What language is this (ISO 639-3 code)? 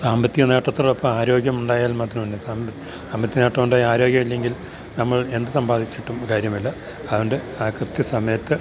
mal